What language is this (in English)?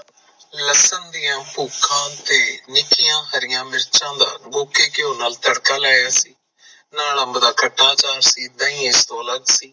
Punjabi